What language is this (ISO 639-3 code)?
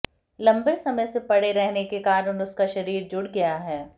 hin